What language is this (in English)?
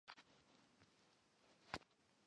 Chinese